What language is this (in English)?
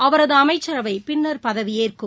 Tamil